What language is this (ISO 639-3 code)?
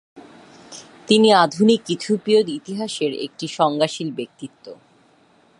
ben